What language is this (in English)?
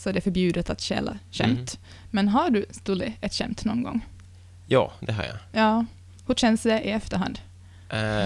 Swedish